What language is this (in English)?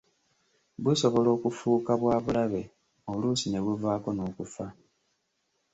Ganda